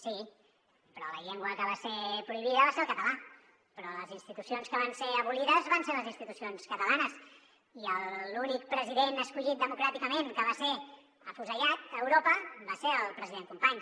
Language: Catalan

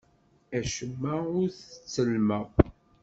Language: Kabyle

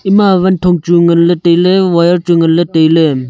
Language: Wancho Naga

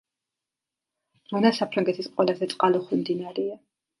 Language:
Georgian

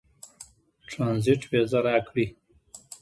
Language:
Pashto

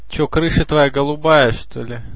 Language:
Russian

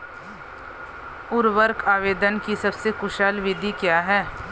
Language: Hindi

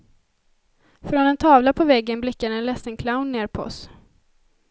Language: Swedish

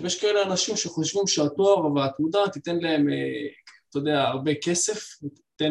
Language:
Hebrew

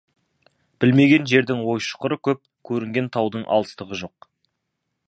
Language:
Kazakh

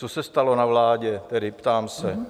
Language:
Czech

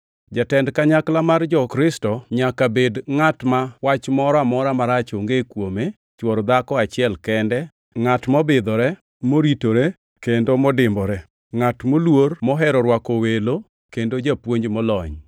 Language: Luo (Kenya and Tanzania)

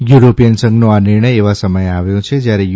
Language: Gujarati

